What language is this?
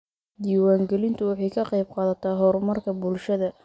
Somali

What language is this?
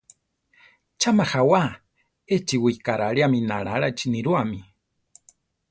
Central Tarahumara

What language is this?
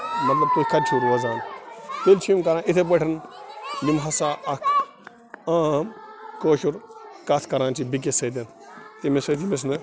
Kashmiri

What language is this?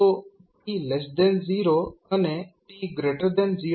Gujarati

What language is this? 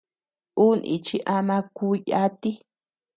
Tepeuxila Cuicatec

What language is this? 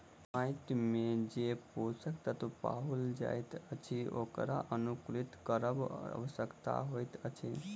Maithili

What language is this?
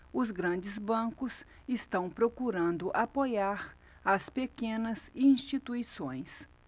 Portuguese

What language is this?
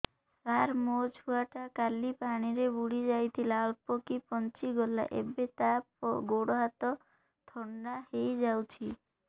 Odia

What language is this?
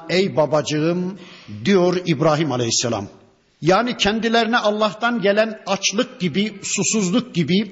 Turkish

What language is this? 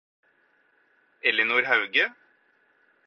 Norwegian Bokmål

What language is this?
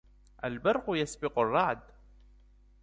Arabic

